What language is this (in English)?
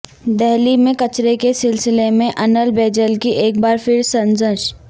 Urdu